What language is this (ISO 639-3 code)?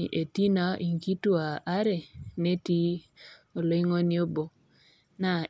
mas